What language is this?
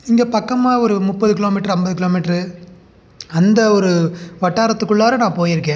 Tamil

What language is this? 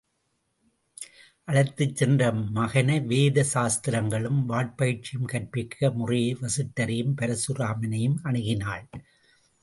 Tamil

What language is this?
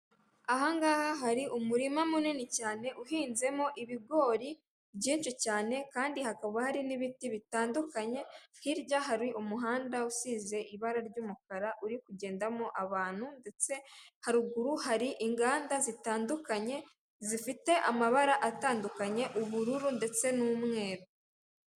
Kinyarwanda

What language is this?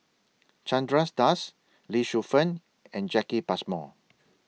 English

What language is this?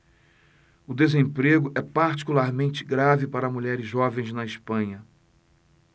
Portuguese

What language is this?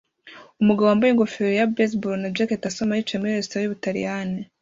Kinyarwanda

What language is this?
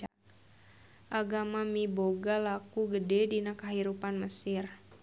Sundanese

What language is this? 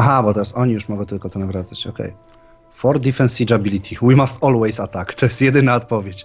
Polish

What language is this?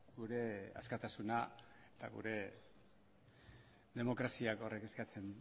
Basque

